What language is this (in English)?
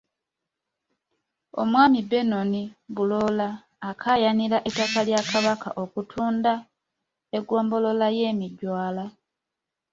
Ganda